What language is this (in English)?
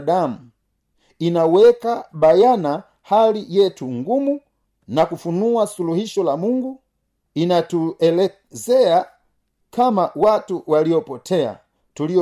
Swahili